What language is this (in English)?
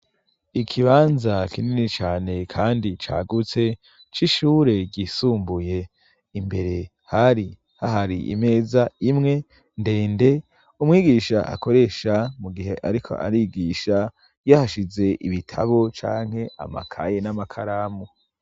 Rundi